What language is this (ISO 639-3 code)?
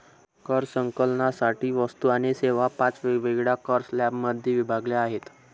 mar